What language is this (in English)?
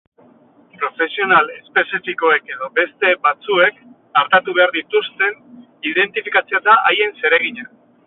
Basque